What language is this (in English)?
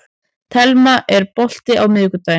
Icelandic